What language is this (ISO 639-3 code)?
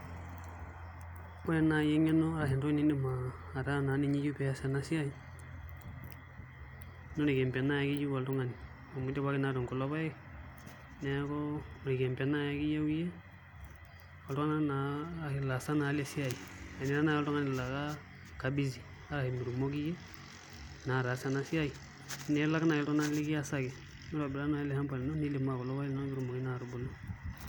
mas